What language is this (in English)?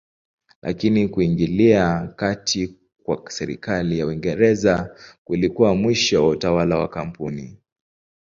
Swahili